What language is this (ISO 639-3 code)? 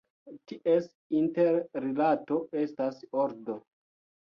epo